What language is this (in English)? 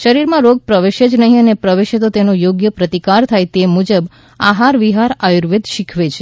Gujarati